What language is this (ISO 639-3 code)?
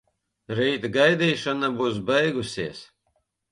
lav